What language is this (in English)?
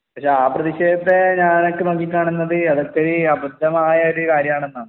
Malayalam